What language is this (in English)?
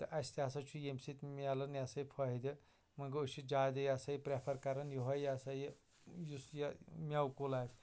Kashmiri